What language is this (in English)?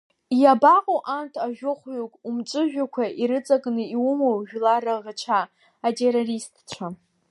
Abkhazian